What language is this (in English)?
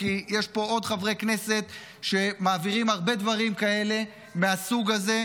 Hebrew